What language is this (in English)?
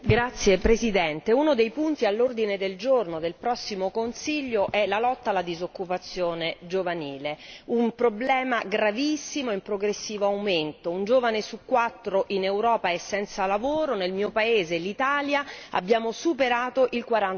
Italian